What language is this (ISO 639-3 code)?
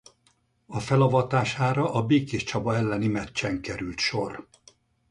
hun